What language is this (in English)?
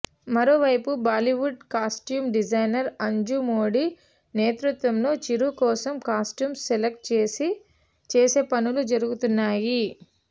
Telugu